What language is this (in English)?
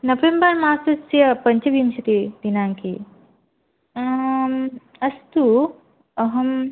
Sanskrit